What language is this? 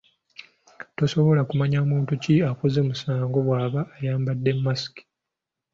Ganda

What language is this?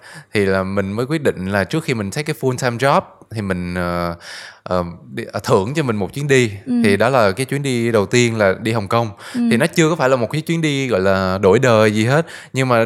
Vietnamese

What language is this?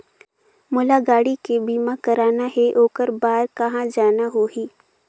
Chhattisgarhi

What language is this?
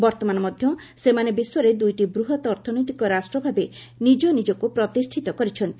Odia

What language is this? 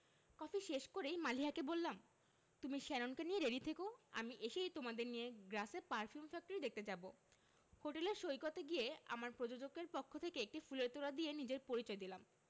Bangla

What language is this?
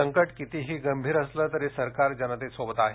Marathi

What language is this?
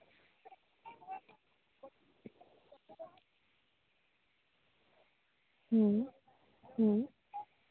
Santali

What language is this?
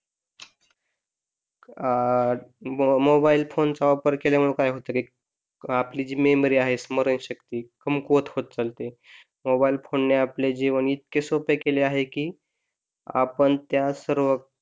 Marathi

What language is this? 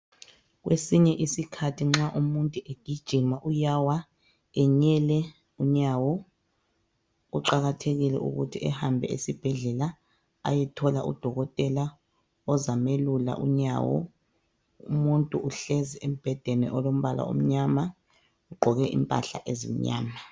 North Ndebele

